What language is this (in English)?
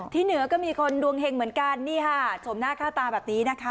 Thai